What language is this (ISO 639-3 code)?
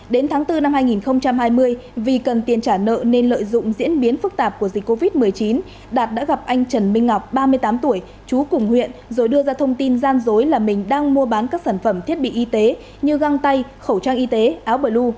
vie